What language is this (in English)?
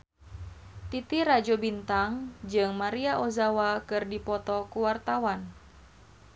Sundanese